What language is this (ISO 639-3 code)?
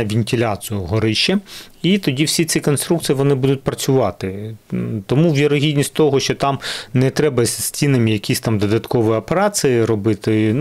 ukr